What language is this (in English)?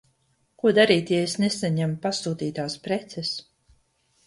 Latvian